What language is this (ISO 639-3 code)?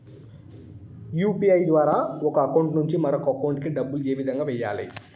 tel